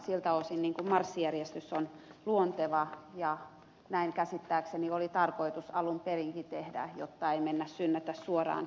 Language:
Finnish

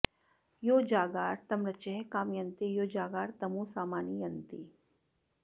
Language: Sanskrit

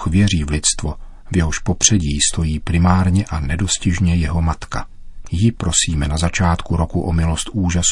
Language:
Czech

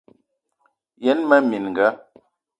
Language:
Eton (Cameroon)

